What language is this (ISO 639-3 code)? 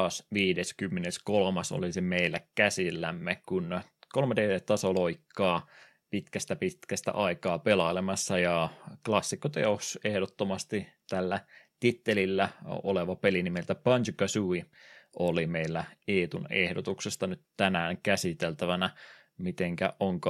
fin